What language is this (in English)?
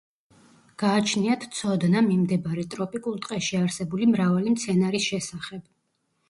Georgian